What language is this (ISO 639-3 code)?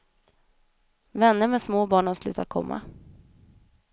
swe